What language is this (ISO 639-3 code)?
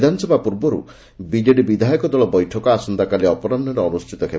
ori